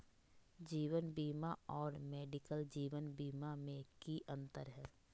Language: Magahi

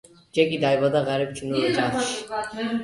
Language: Georgian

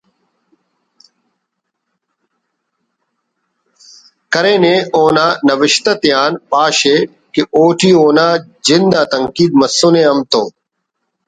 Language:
Brahui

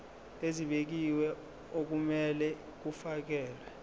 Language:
Zulu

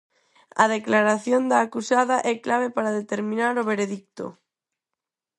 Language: Galician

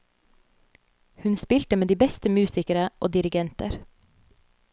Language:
Norwegian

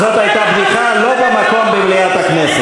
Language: Hebrew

